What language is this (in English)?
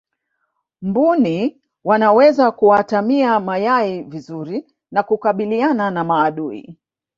Swahili